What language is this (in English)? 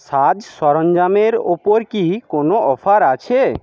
Bangla